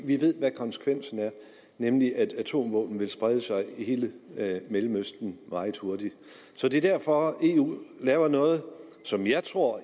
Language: Danish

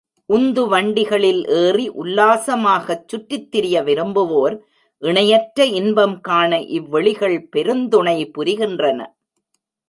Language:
Tamil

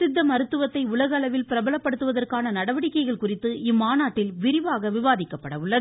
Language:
Tamil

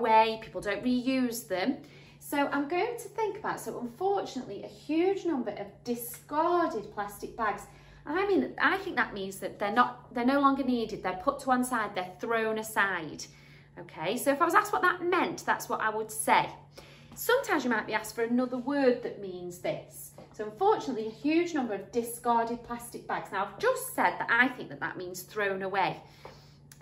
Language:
English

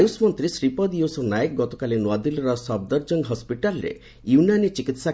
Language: Odia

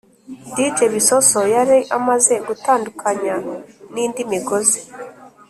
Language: Kinyarwanda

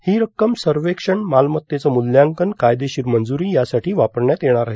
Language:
Marathi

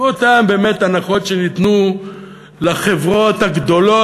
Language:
Hebrew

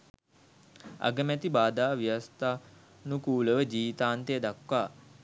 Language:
Sinhala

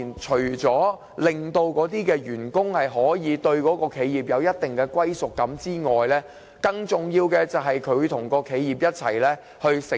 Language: Cantonese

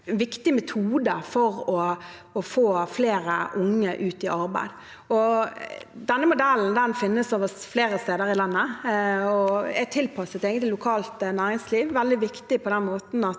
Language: Norwegian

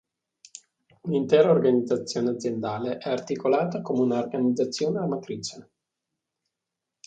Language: Italian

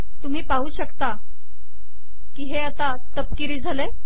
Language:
Marathi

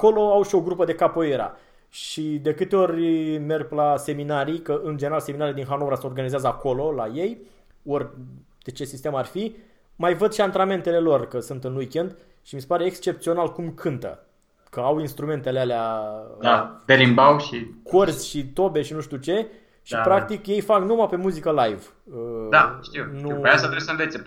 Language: Romanian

